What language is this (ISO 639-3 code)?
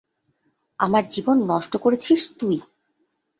ben